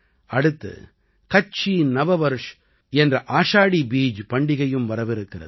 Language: Tamil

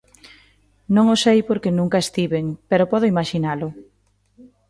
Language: Galician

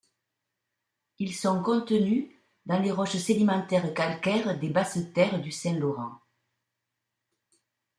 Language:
French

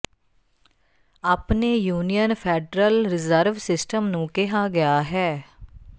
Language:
Punjabi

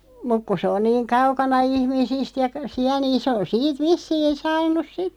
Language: Finnish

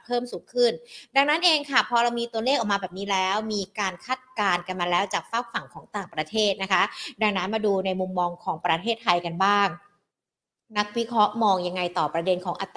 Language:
Thai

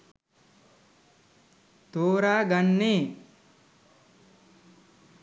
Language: Sinhala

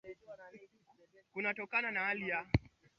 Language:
Swahili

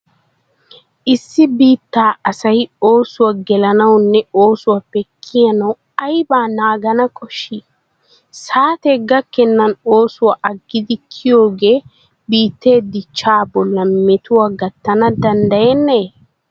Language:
Wolaytta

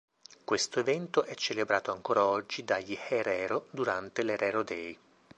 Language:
Italian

